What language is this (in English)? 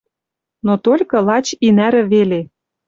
Western Mari